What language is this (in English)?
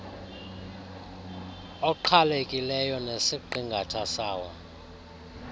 Xhosa